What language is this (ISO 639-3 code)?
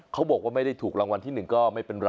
tha